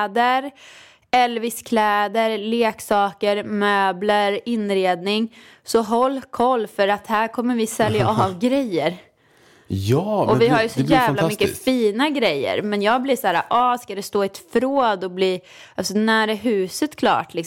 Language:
Swedish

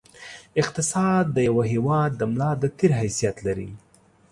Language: Pashto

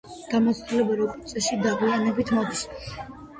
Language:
Georgian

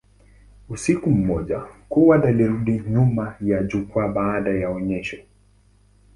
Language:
Swahili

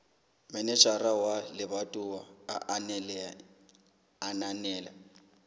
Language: Southern Sotho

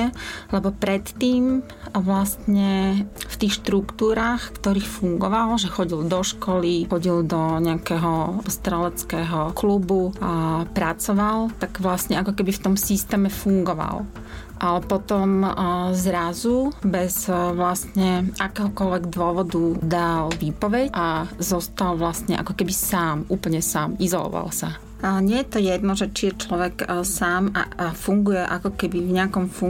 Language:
Slovak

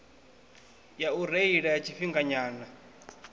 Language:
Venda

